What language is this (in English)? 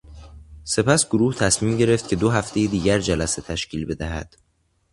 Persian